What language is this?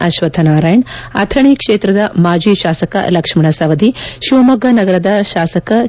Kannada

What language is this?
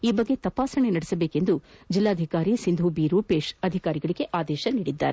Kannada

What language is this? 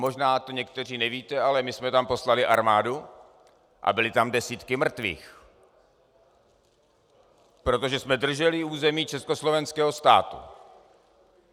Czech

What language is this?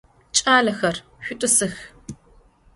Adyghe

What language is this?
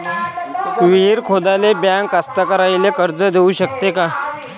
Marathi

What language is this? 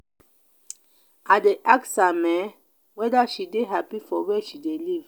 Nigerian Pidgin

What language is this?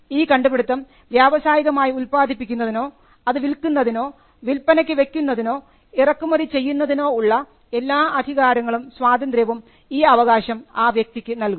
Malayalam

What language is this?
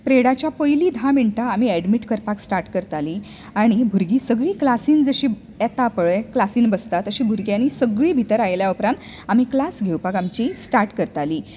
Konkani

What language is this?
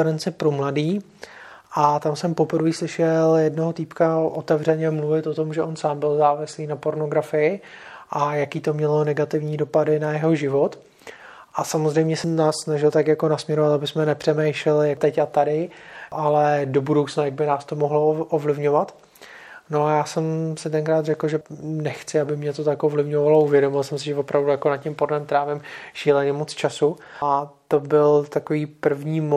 Czech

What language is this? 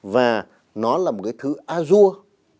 Vietnamese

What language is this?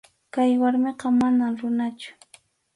Arequipa-La Unión Quechua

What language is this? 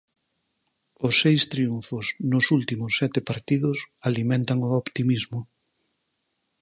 Galician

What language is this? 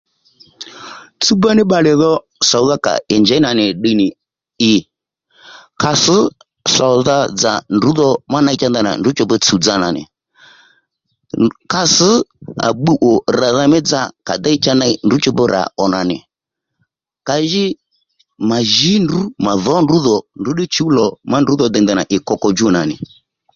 Lendu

